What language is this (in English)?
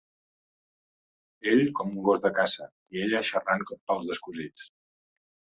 Catalan